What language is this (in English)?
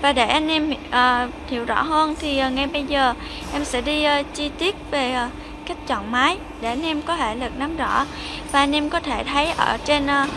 Vietnamese